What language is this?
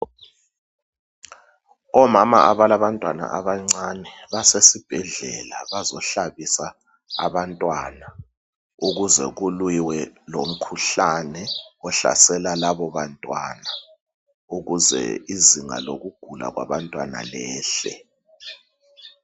North Ndebele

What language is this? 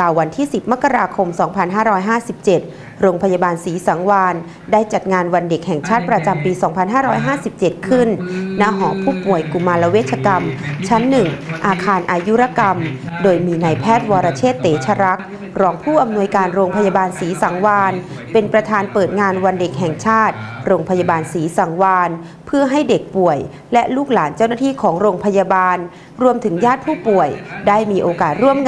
Thai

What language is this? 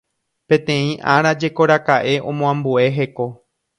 Guarani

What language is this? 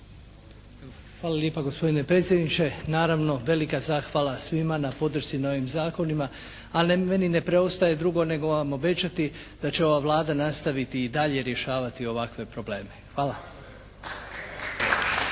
Croatian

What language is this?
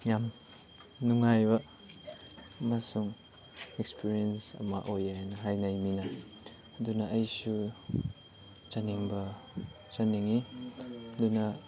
Manipuri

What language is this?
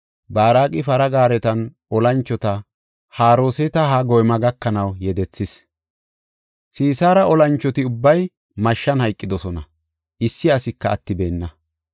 Gofa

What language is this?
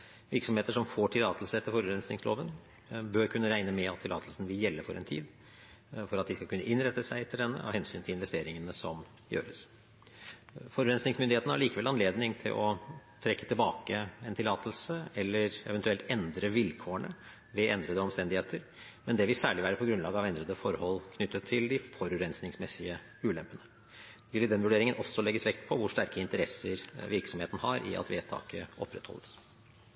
Norwegian Bokmål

